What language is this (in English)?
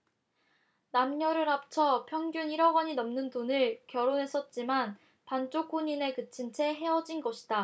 Korean